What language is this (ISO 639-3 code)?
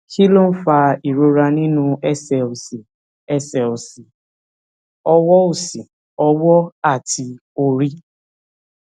yor